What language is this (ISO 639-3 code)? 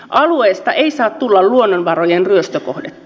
fin